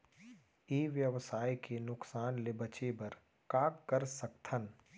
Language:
Chhattisgarhi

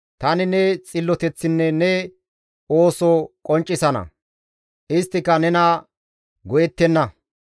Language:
Gamo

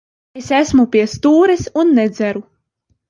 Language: Latvian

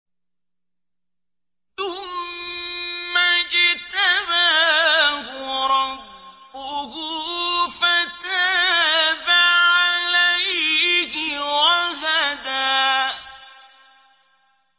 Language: Arabic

